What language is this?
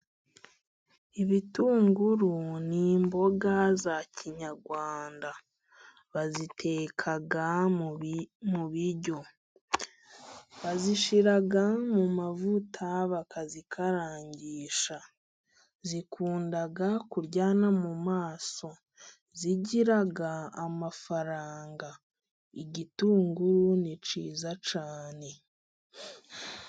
Kinyarwanda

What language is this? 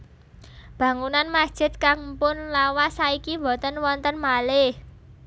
Javanese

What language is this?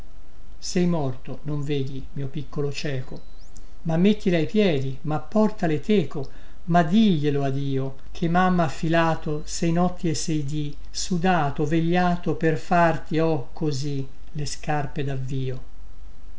Italian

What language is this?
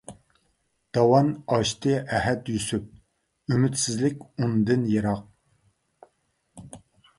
Uyghur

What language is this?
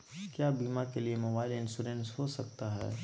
Magahi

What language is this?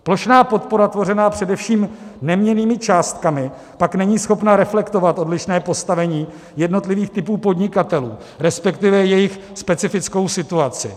Czech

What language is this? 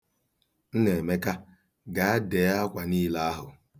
Igbo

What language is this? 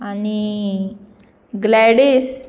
Konkani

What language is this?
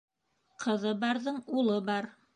Bashkir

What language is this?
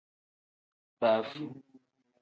Tem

